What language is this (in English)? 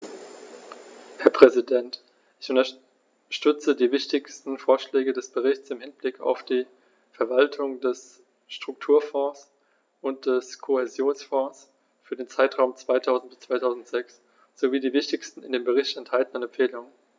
German